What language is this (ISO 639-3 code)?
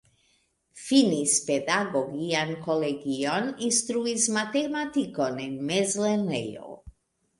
epo